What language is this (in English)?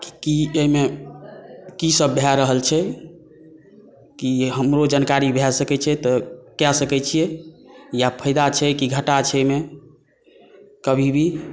Maithili